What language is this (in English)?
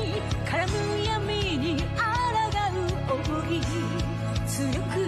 Japanese